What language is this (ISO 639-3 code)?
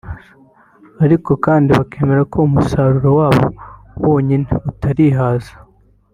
kin